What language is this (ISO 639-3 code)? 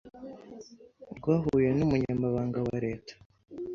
kin